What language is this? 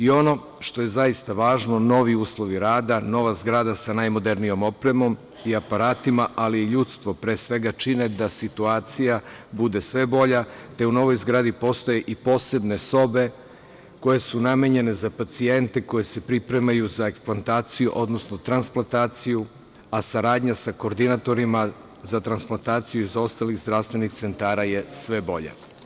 Serbian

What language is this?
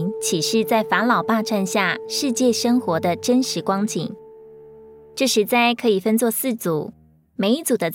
Chinese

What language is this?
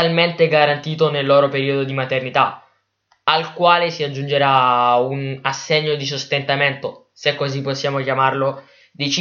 Italian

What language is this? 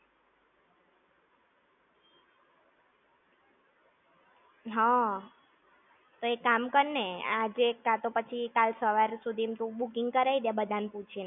Gujarati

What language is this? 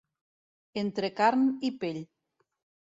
Catalan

